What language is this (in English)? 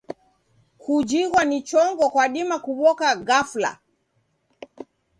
Taita